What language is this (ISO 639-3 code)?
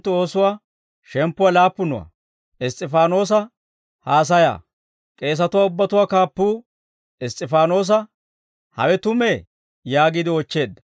dwr